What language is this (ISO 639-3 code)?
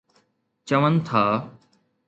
snd